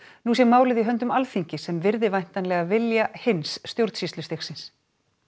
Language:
Icelandic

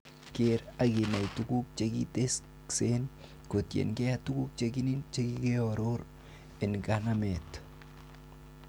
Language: Kalenjin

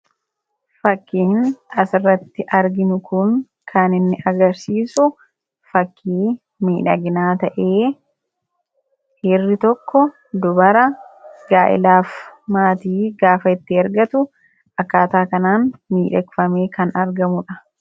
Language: Oromo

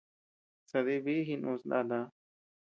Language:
Tepeuxila Cuicatec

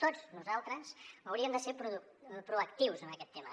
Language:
Catalan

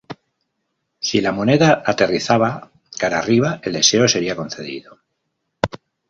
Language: Spanish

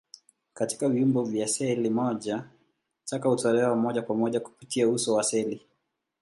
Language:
Swahili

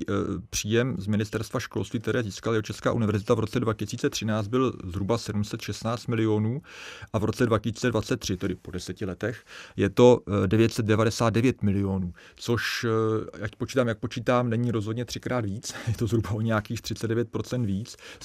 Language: Czech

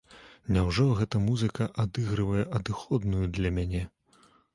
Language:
Belarusian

